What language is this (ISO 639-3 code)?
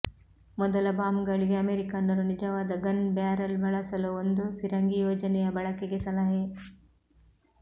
kan